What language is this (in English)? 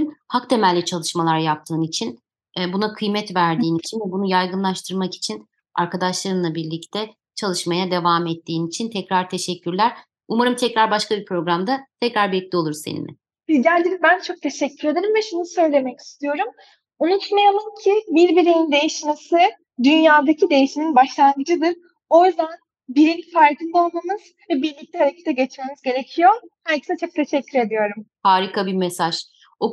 Turkish